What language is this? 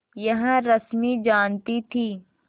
Hindi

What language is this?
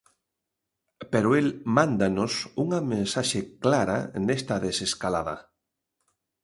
Galician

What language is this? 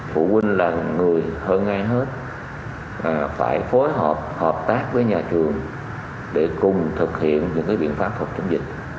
Vietnamese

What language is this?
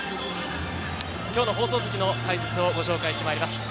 Japanese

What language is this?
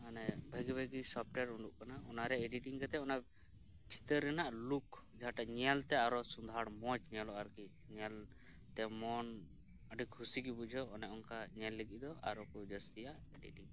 Santali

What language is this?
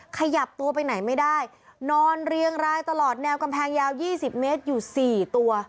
Thai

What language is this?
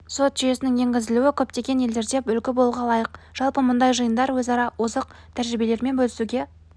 Kazakh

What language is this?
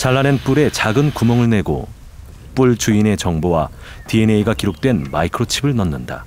Korean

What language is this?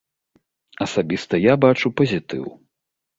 Belarusian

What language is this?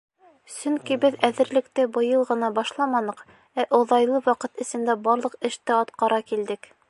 Bashkir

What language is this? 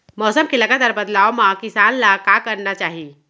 Chhattisgarhi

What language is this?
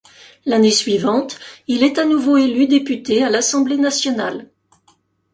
French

